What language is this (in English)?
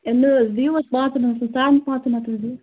Kashmiri